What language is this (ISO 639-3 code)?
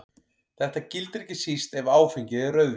isl